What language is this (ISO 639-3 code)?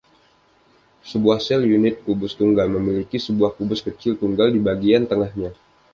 ind